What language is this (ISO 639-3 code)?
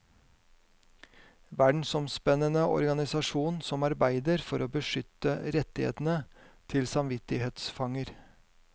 nor